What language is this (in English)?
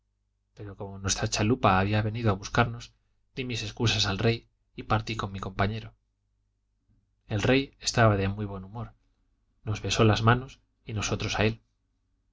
Spanish